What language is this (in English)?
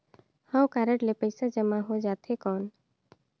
Chhattisgarhi